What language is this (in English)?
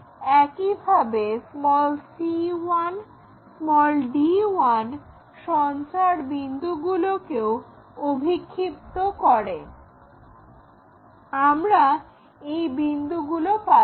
Bangla